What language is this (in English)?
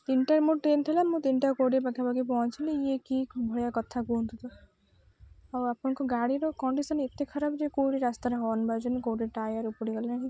Odia